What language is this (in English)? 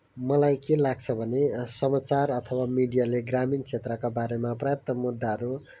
Nepali